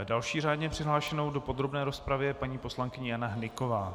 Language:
Czech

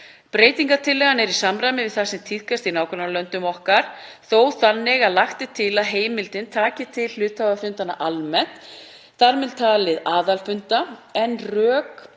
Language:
Icelandic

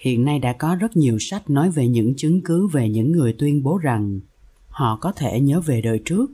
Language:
Vietnamese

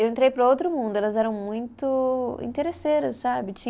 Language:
Portuguese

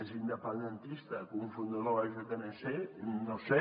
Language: Catalan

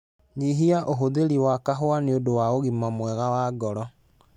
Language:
Kikuyu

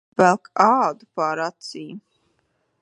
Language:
Latvian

